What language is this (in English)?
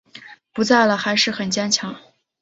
Chinese